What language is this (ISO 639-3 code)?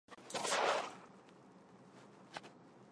zho